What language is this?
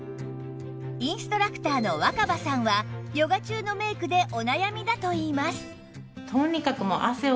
Japanese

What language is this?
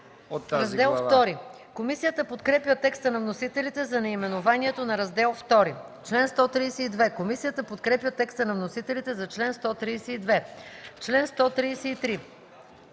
Bulgarian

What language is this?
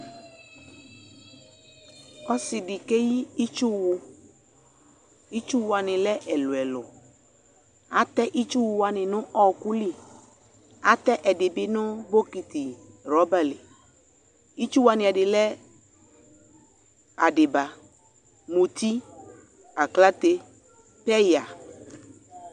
Ikposo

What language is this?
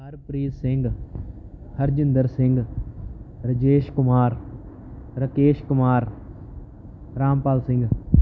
Punjabi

